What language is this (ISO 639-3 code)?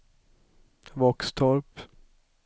swe